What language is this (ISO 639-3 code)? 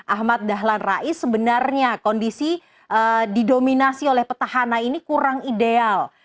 ind